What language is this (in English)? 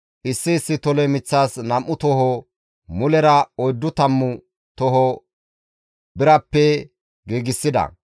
Gamo